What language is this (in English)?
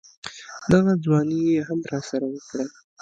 Pashto